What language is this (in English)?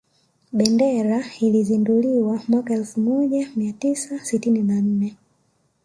Swahili